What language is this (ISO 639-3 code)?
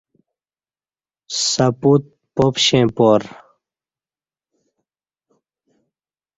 bsh